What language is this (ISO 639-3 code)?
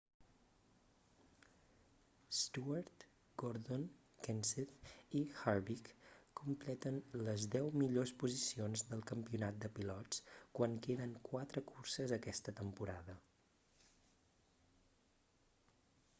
cat